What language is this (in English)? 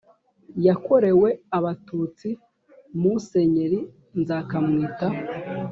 Kinyarwanda